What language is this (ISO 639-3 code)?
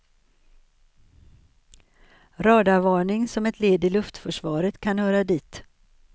swe